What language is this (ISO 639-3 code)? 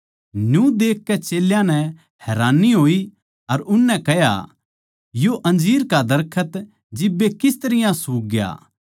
bgc